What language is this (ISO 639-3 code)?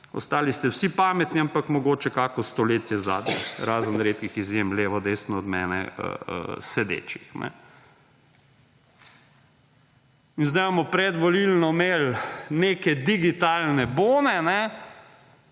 slv